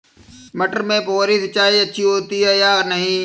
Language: Hindi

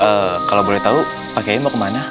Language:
Indonesian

